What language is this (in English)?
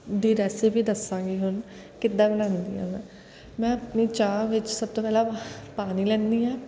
Punjabi